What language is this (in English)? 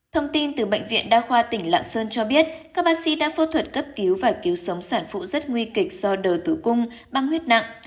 Vietnamese